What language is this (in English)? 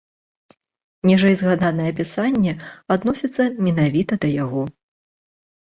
Belarusian